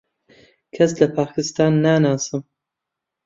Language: Central Kurdish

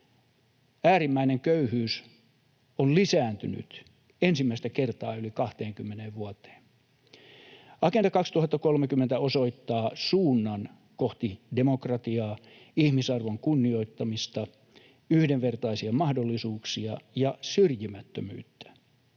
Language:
Finnish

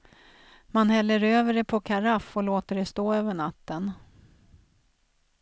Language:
Swedish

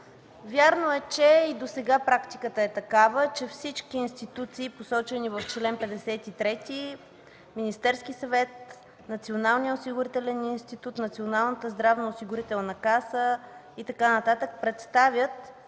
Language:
Bulgarian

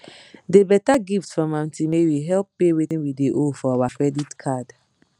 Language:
Nigerian Pidgin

